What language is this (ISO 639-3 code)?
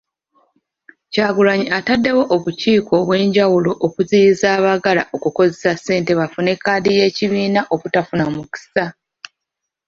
lug